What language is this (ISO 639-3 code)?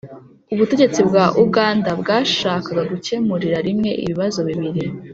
kin